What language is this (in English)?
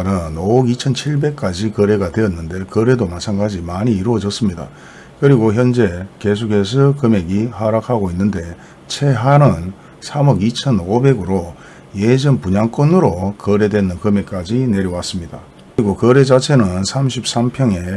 Korean